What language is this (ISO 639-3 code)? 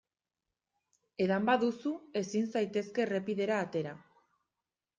eus